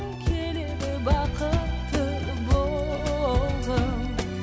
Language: Kazakh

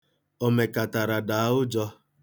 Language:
Igbo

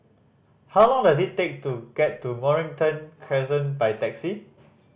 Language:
English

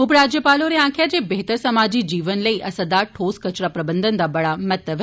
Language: Dogri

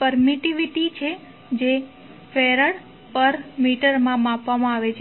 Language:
Gujarati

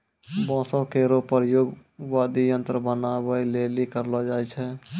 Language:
Maithili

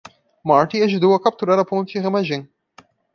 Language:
Portuguese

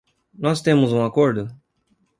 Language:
Portuguese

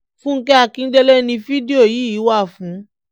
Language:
Yoruba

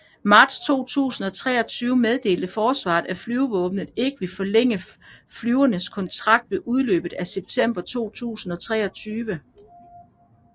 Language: Danish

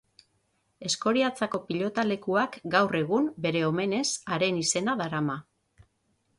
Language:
Basque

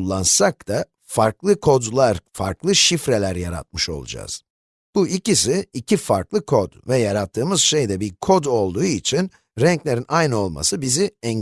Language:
Turkish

